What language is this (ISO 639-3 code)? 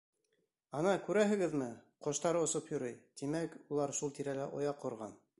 bak